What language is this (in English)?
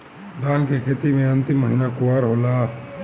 Bhojpuri